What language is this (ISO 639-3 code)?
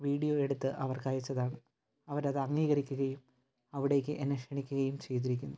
mal